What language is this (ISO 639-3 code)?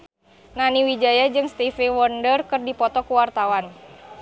sun